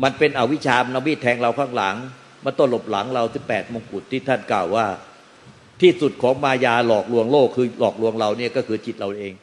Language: Thai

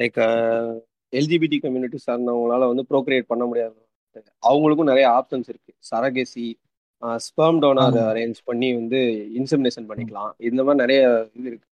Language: Tamil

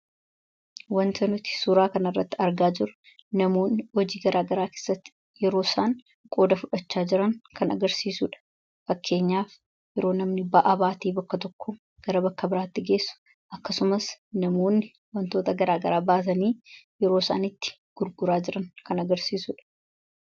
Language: Oromo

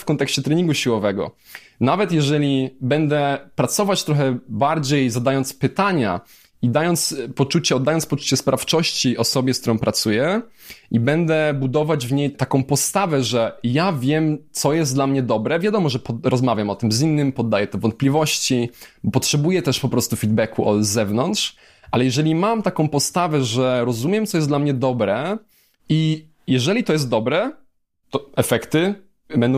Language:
Polish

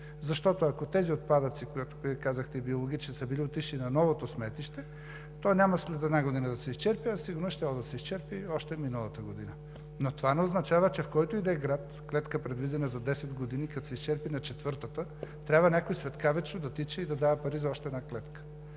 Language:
Bulgarian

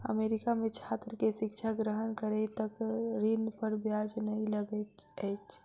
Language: Maithili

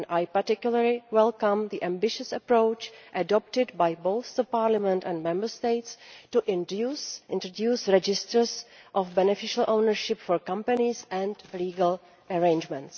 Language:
English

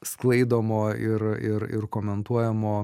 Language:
Lithuanian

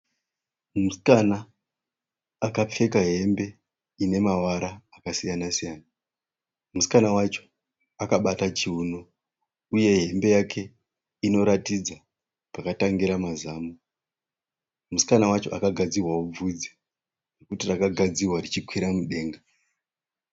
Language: Shona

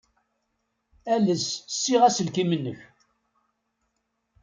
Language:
Kabyle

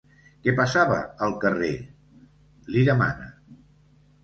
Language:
Catalan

